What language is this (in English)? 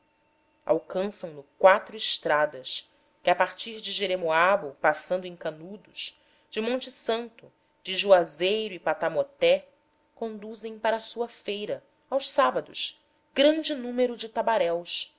Portuguese